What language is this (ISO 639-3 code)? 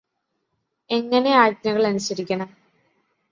mal